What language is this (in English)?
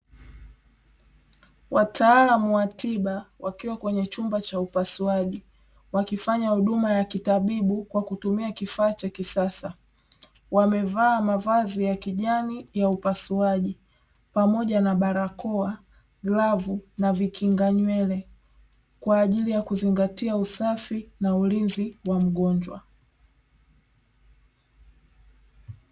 Swahili